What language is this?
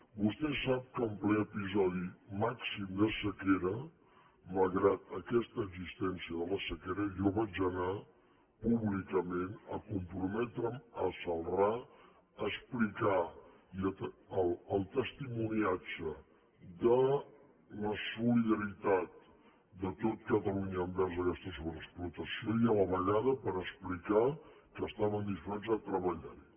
Catalan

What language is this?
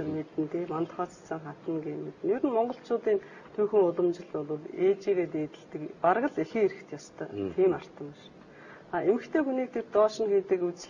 Turkish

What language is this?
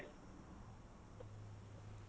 Kannada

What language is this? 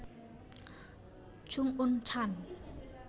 Javanese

